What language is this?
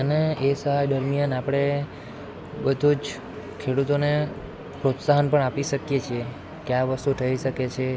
Gujarati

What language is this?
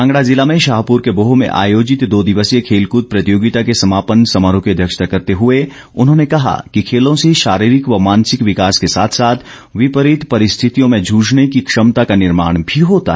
Hindi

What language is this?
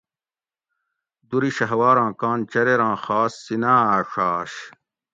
Gawri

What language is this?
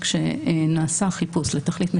Hebrew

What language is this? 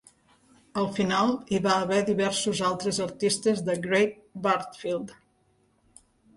Catalan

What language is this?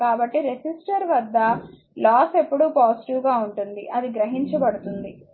Telugu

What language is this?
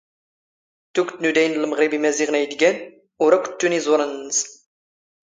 Standard Moroccan Tamazight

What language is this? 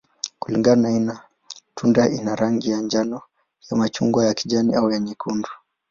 Swahili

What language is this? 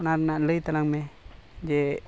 Santali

